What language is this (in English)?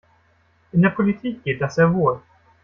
German